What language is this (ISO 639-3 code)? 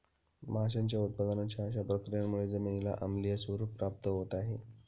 mar